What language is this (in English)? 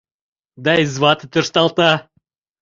Mari